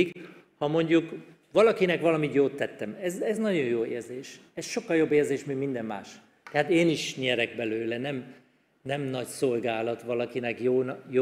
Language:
Hungarian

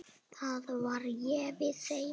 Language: Icelandic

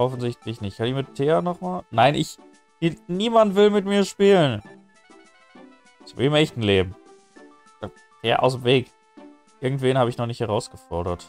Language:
German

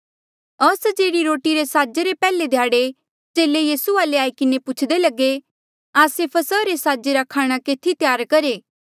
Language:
Mandeali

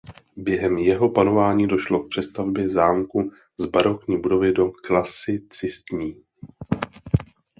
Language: Czech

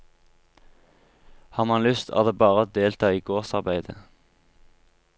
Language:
Norwegian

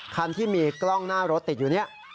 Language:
Thai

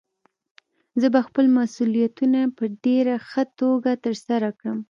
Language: Pashto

